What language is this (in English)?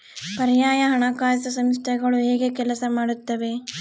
Kannada